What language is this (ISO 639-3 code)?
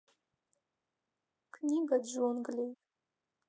rus